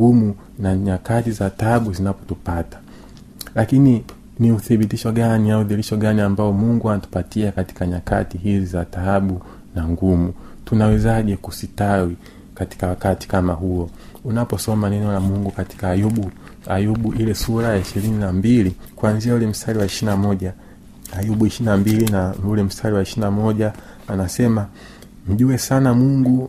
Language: Swahili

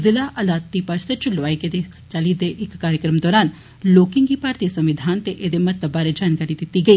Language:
Dogri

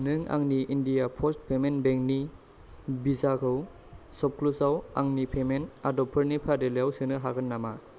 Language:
Bodo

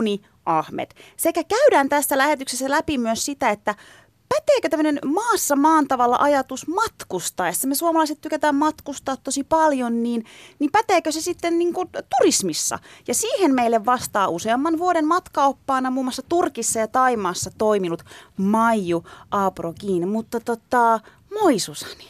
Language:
Finnish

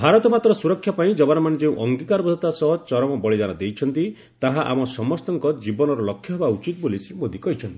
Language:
Odia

